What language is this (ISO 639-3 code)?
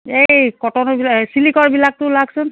asm